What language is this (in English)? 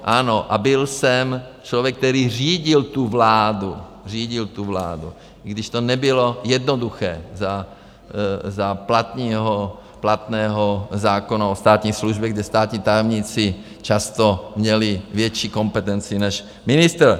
Czech